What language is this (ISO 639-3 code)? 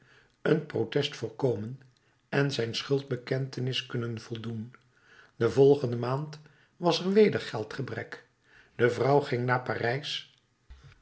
nld